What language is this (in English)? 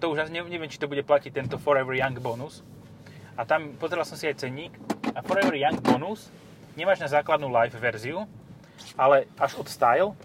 Slovak